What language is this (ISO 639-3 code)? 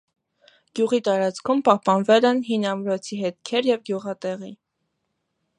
hye